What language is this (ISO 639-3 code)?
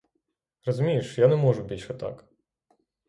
ukr